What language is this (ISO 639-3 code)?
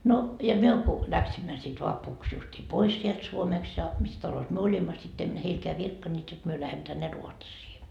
fin